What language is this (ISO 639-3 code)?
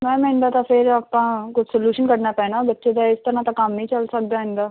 pan